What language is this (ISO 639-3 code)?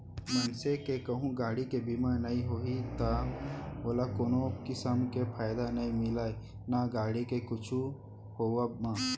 hne